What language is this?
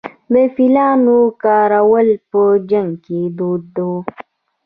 Pashto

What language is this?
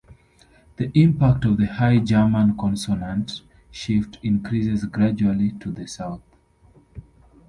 English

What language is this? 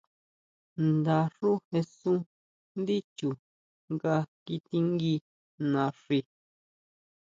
Huautla Mazatec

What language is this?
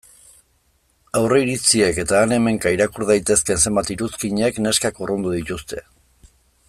Basque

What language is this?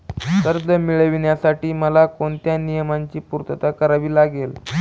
Marathi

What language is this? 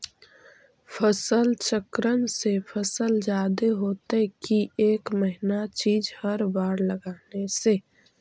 Magahi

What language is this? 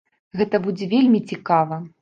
Belarusian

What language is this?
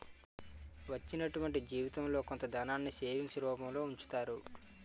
Telugu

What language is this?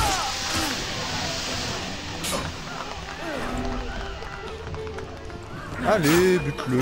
French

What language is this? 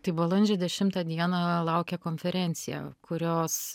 Lithuanian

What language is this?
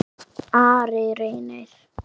Icelandic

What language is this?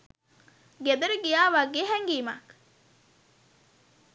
Sinhala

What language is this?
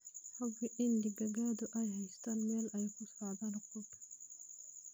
Somali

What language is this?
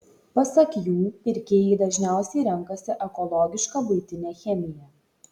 Lithuanian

